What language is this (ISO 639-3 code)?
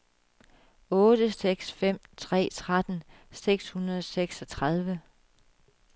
dan